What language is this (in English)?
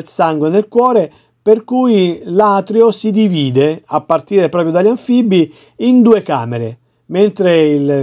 Italian